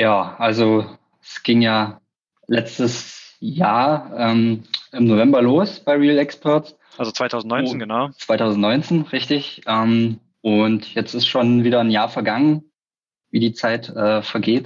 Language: German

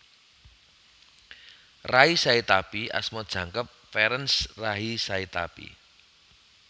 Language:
Javanese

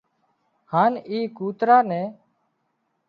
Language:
Wadiyara Koli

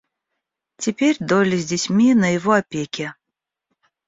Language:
Russian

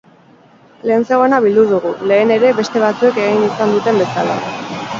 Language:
Basque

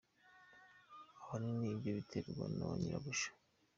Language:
Kinyarwanda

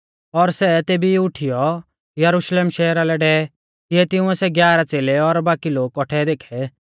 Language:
Mahasu Pahari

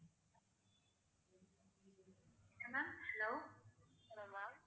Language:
Tamil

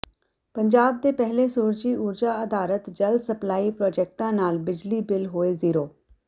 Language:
Punjabi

